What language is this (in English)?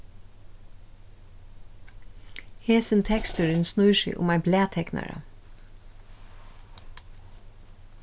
Faroese